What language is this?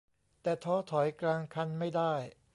Thai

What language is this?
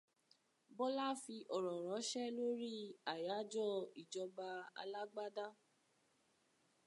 Yoruba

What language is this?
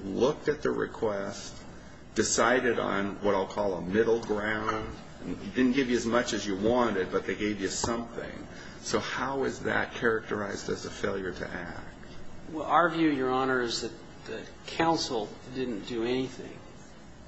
English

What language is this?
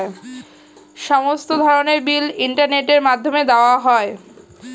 Bangla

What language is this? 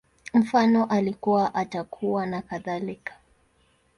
Swahili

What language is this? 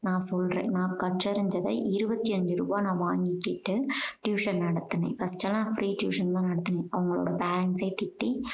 Tamil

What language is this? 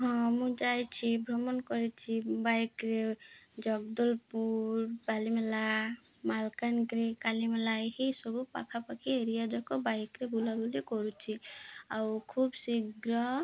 Odia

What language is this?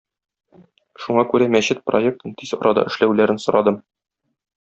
Tatar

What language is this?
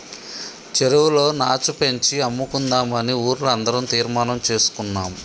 Telugu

